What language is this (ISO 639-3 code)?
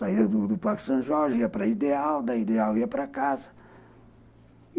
por